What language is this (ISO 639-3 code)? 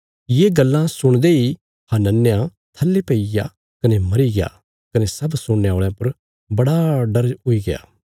kfs